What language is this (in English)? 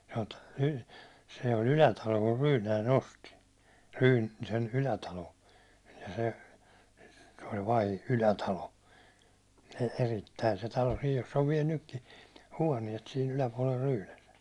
Finnish